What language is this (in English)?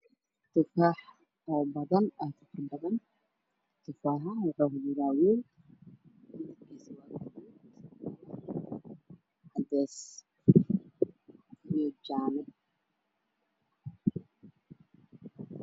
Somali